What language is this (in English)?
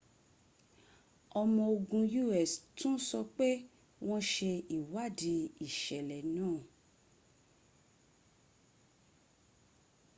Yoruba